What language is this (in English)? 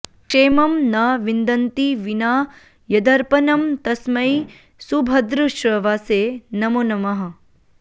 Sanskrit